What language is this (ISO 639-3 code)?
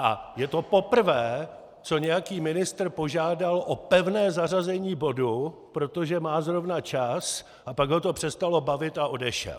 ces